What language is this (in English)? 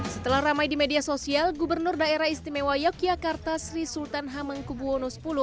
Indonesian